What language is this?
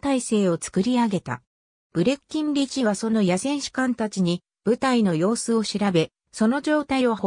Japanese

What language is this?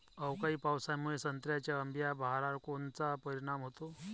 Marathi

